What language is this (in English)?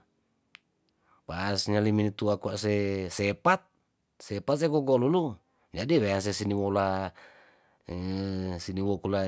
Tondano